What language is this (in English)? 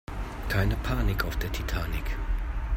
German